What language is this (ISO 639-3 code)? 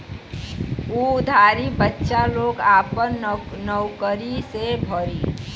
bho